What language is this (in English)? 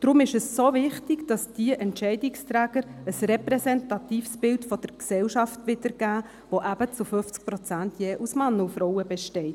Swiss German